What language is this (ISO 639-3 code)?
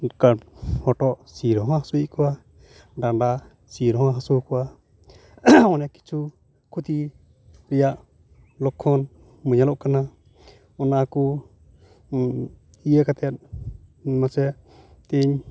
sat